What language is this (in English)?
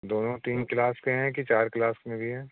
Hindi